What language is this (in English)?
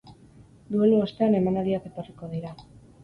Basque